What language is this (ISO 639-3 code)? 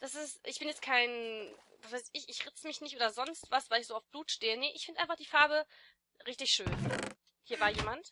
deu